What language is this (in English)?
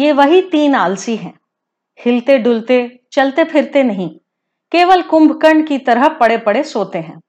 Hindi